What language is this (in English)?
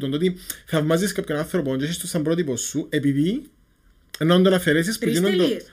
Greek